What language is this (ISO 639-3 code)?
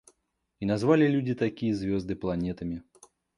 rus